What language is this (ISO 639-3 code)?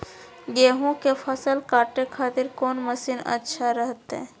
mag